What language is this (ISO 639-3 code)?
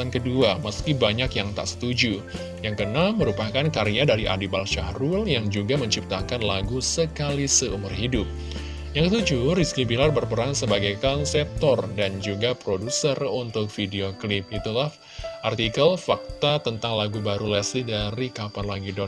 ind